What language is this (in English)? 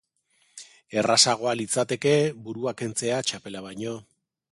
Basque